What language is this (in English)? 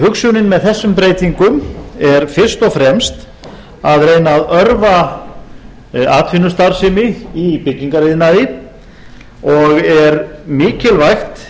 Icelandic